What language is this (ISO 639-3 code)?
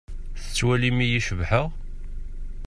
kab